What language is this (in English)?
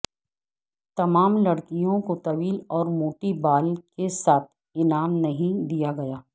Urdu